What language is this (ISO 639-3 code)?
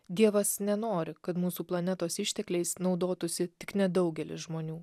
lit